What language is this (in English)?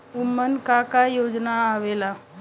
Bhojpuri